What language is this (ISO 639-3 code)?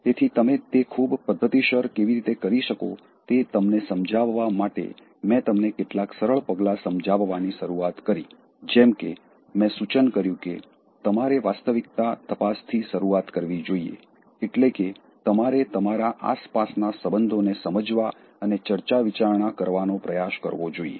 guj